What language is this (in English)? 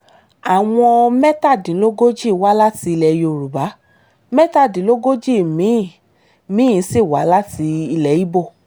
Yoruba